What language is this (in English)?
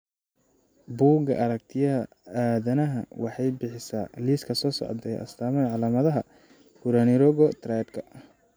Somali